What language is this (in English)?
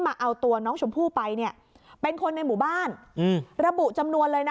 Thai